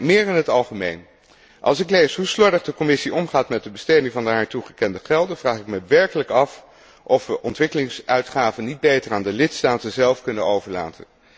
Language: Dutch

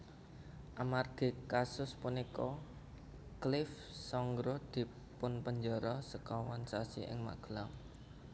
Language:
Javanese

